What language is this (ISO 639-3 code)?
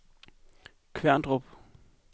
dan